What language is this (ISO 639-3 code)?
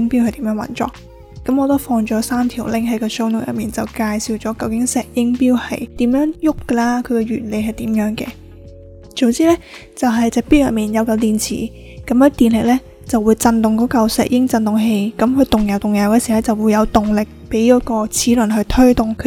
zho